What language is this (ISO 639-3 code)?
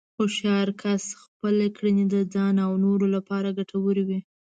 pus